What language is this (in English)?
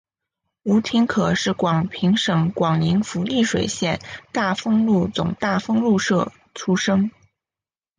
Chinese